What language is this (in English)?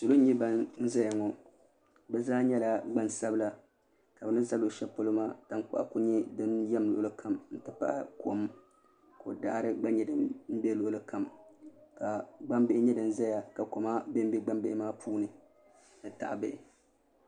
Dagbani